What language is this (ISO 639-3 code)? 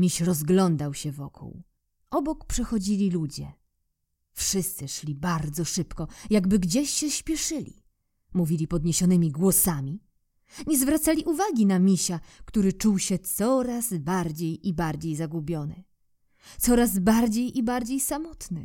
pol